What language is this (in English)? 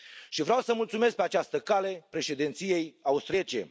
Romanian